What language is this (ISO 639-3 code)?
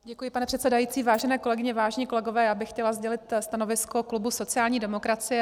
ces